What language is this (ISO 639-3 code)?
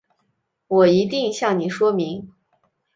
zho